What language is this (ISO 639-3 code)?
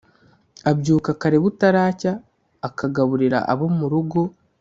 kin